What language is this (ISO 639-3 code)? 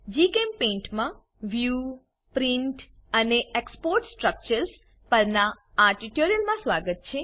guj